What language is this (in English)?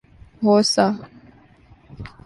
Urdu